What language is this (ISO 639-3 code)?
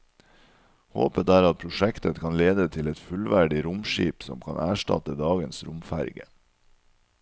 nor